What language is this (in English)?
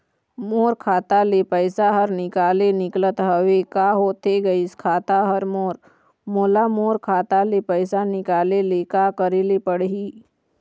Chhattisgarhi